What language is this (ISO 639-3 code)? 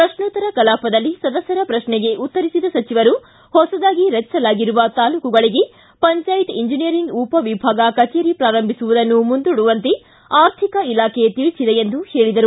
kan